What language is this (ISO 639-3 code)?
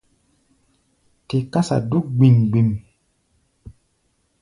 gba